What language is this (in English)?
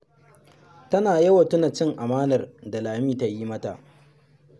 Hausa